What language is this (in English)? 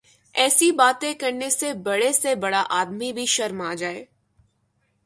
Urdu